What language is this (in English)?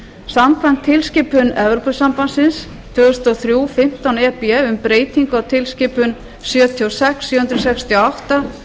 Icelandic